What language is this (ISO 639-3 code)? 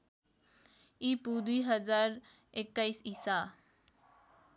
nep